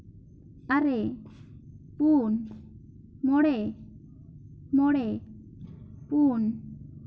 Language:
Santali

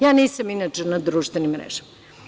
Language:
Serbian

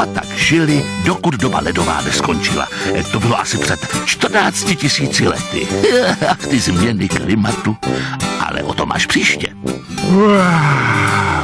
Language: Czech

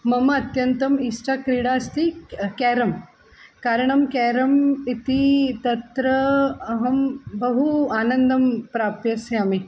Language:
Sanskrit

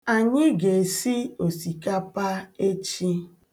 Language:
Igbo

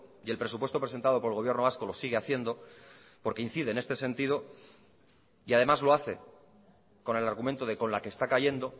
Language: Spanish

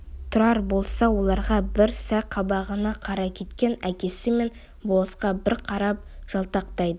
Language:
Kazakh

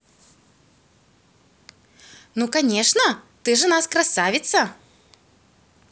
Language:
Russian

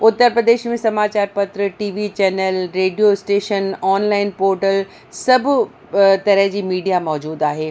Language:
Sindhi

